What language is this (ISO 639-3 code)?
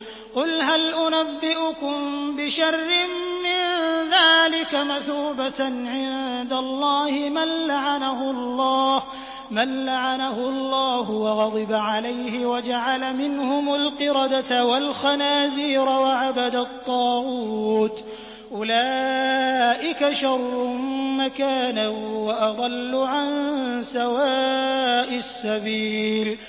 ara